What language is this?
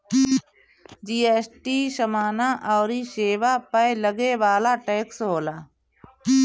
Bhojpuri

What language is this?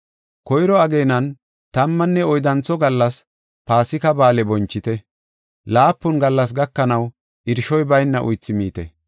Gofa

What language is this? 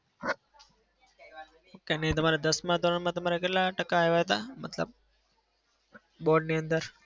Gujarati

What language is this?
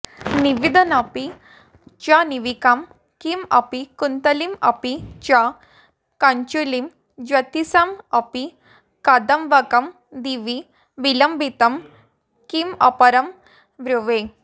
Sanskrit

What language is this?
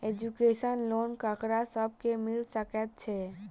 Maithili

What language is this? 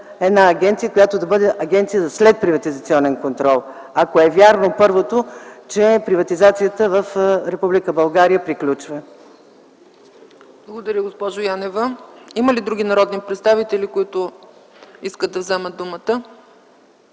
Bulgarian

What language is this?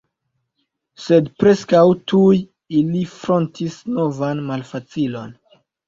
Esperanto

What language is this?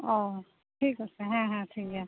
Santali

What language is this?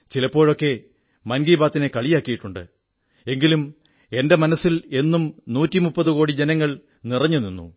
Malayalam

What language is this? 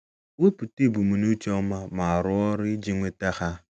Igbo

